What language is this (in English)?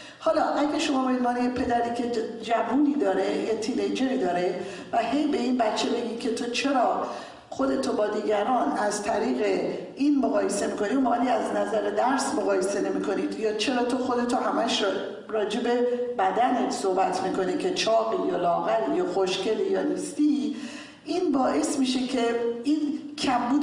Persian